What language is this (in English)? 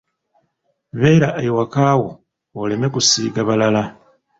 Ganda